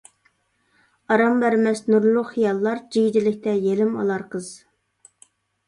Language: Uyghur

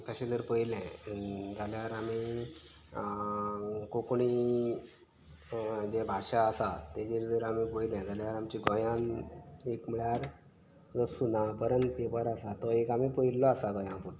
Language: Konkani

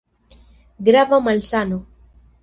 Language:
Esperanto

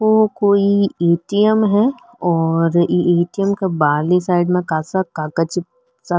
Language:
Rajasthani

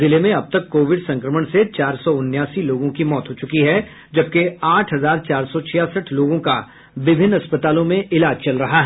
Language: Hindi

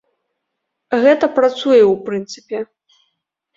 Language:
Belarusian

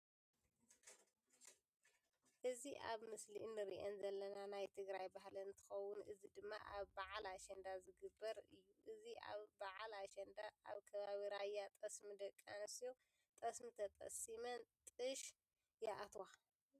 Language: Tigrinya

